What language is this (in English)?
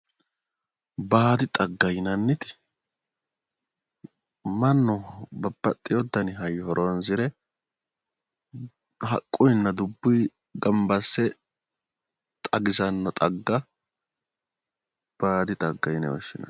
Sidamo